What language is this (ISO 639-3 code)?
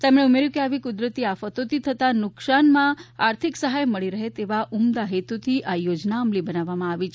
guj